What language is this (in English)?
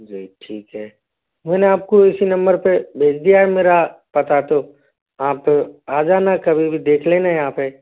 Hindi